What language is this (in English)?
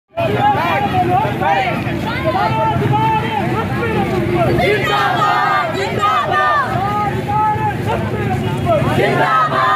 Arabic